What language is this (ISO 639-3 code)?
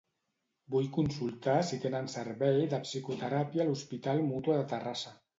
cat